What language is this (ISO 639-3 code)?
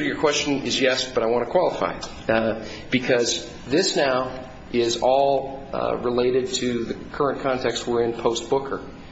eng